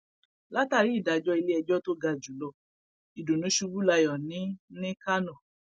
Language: Yoruba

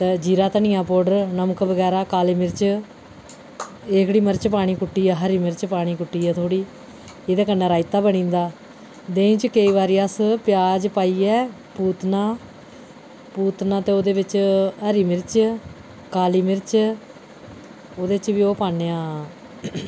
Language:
Dogri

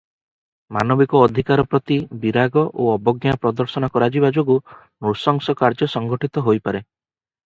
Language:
Odia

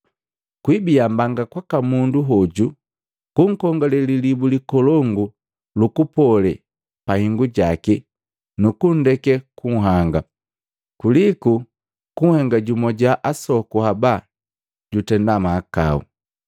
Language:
Matengo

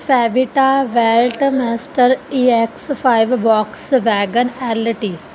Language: Punjabi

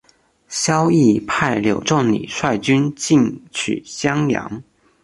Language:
Chinese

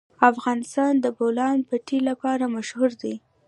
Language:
Pashto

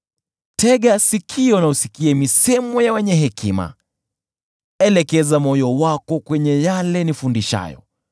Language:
Swahili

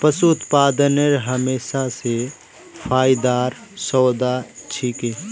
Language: Magahi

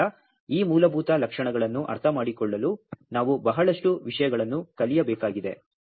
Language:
Kannada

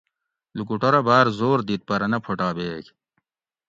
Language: Gawri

